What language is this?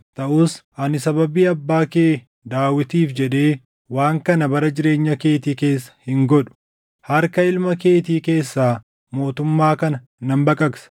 Oromo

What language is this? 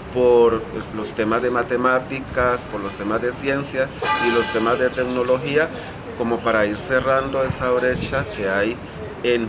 Spanish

